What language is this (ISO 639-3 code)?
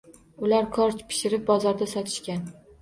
uzb